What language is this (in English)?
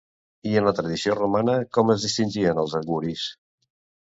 Catalan